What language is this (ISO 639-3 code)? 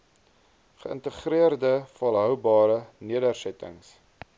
afr